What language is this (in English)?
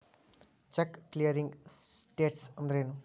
Kannada